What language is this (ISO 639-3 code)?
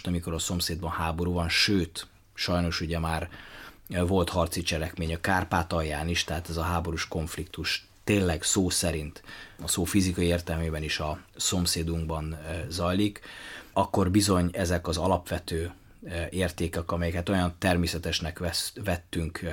hun